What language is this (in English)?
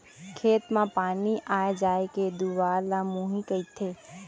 Chhattisgarhi